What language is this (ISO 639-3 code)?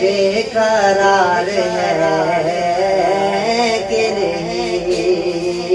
urd